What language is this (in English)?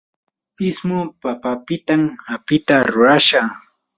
Yanahuanca Pasco Quechua